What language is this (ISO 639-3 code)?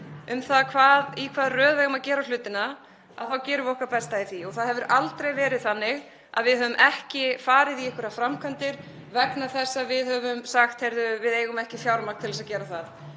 isl